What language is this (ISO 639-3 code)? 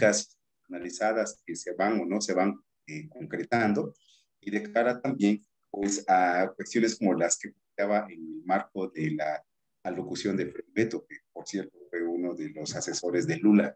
spa